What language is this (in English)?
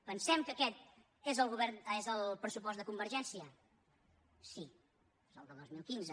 Catalan